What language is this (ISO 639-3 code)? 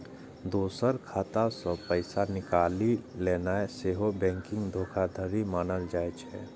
mai